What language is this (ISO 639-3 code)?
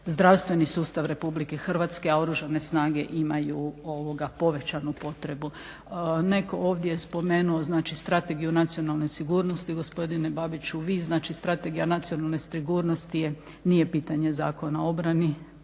hrv